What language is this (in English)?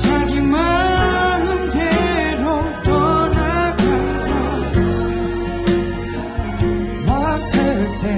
Korean